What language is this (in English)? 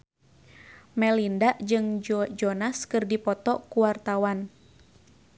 Sundanese